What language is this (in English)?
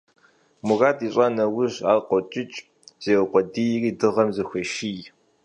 Kabardian